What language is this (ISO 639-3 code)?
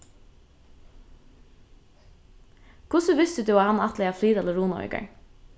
fao